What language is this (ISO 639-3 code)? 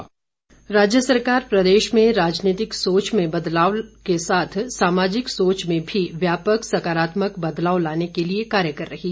hin